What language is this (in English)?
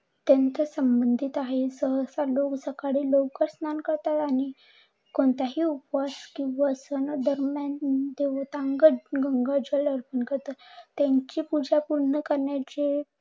Marathi